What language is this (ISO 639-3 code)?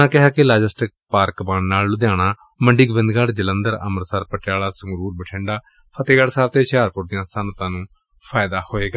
pan